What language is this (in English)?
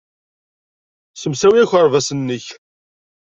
Kabyle